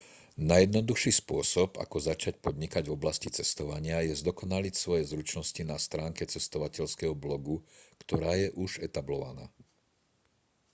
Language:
Slovak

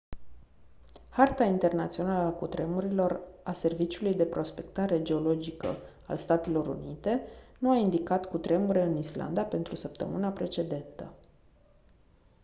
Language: Romanian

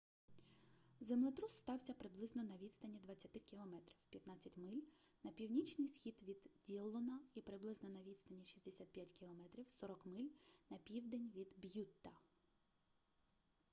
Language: Ukrainian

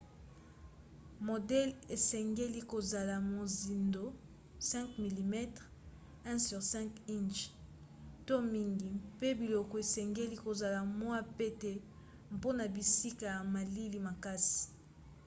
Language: Lingala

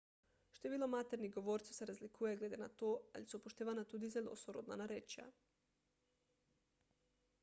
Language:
Slovenian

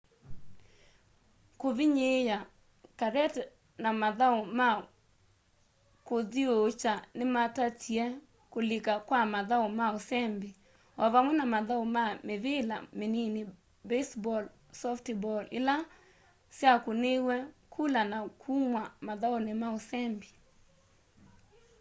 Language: Kamba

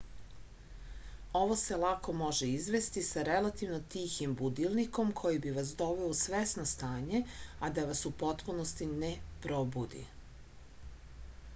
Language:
Serbian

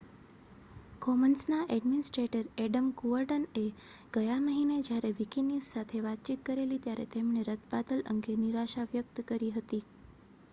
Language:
Gujarati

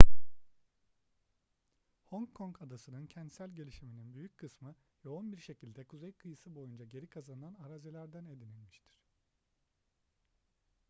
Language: Turkish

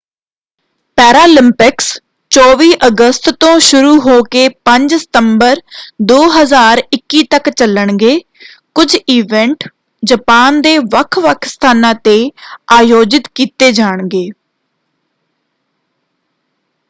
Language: Punjabi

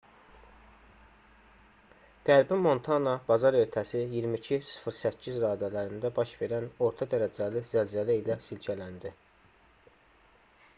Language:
Azerbaijani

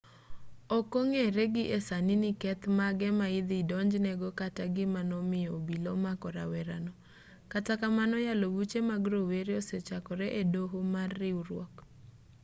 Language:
Luo (Kenya and Tanzania)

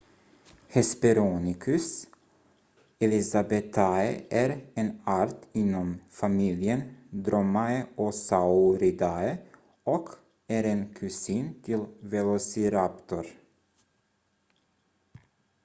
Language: Swedish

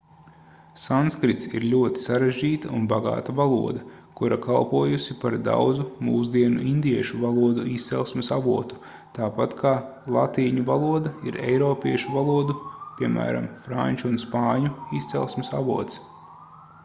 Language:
Latvian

